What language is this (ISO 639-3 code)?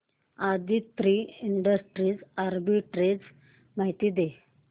mar